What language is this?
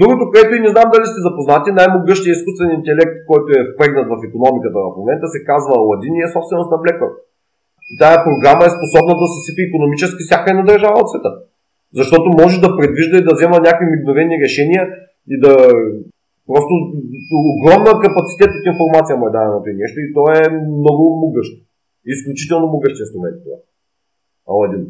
Bulgarian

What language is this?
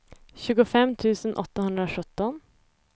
Swedish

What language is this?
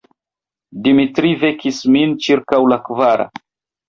Esperanto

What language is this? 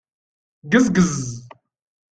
Kabyle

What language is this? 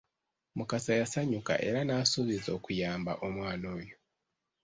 Ganda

